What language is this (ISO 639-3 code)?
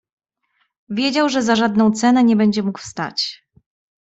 pol